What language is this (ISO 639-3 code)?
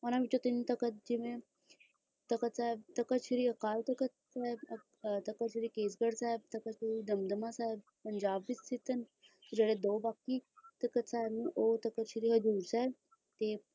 pan